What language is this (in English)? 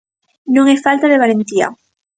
Galician